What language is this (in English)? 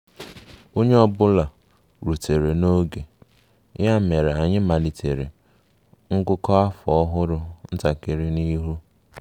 Igbo